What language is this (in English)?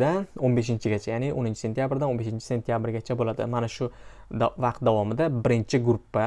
Turkish